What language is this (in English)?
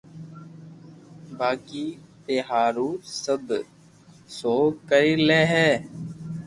Loarki